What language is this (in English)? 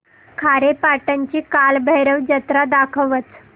Marathi